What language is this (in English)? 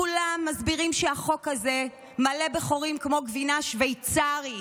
Hebrew